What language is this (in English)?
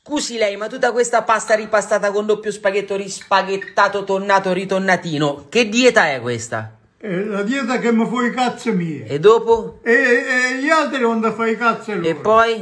Italian